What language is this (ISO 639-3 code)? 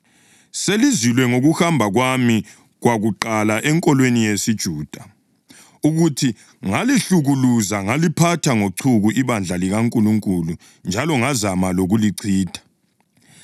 nde